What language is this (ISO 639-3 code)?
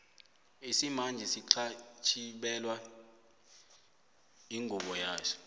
nbl